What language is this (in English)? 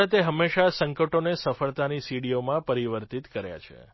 Gujarati